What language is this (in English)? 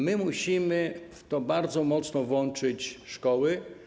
Polish